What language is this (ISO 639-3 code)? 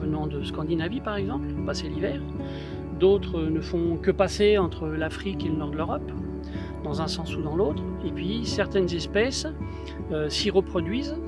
fra